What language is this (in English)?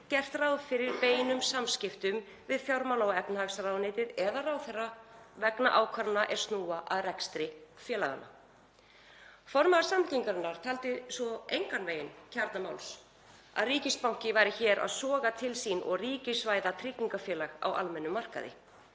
Icelandic